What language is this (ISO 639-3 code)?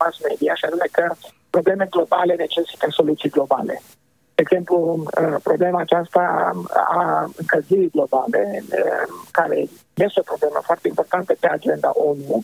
ron